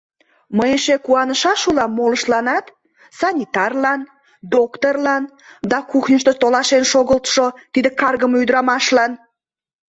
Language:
Mari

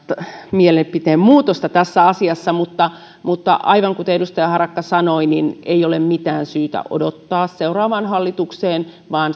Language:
Finnish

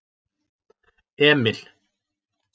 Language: Icelandic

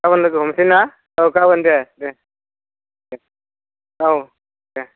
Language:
Bodo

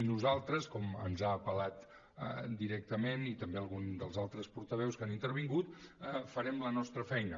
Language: Catalan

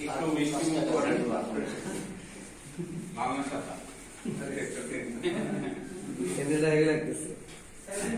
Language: Hindi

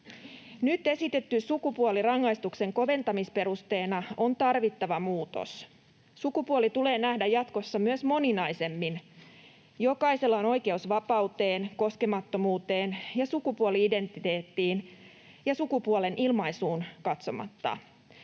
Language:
Finnish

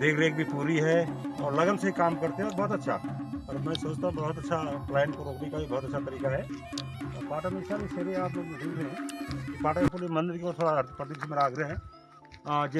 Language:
Hindi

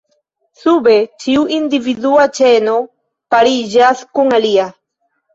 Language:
Esperanto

